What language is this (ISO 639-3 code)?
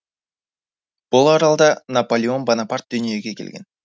kaz